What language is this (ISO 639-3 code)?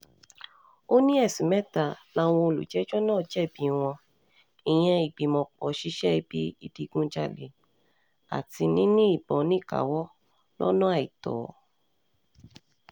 yor